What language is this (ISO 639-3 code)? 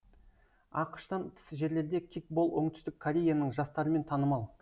kaz